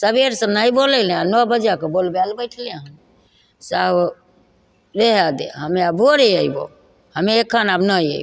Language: Maithili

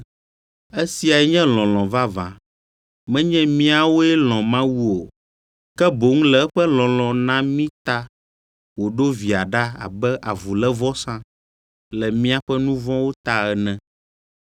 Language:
Ewe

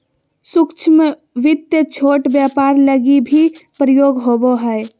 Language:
Magahi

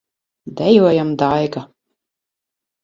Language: Latvian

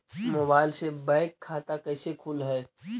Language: Magahi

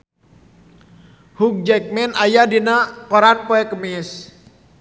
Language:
Sundanese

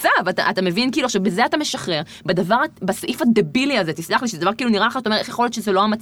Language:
Hebrew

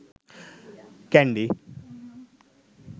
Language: Sinhala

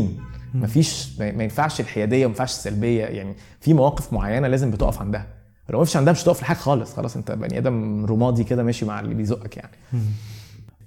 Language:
Arabic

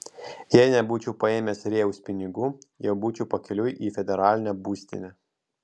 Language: Lithuanian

